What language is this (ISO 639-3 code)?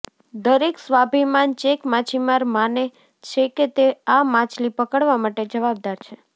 guj